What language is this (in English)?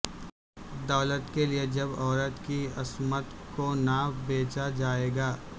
Urdu